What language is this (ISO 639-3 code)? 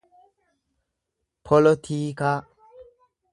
orm